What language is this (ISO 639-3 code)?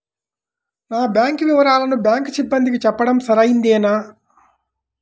tel